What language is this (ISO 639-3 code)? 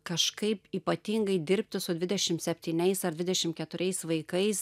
lit